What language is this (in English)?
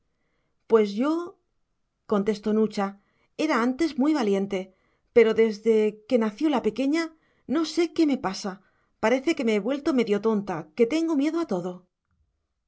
Spanish